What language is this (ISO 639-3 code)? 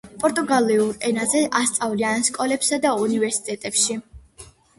kat